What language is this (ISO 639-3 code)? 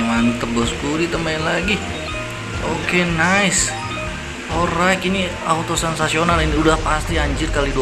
ind